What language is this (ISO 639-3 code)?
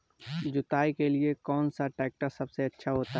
hin